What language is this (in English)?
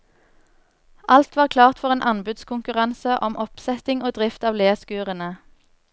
Norwegian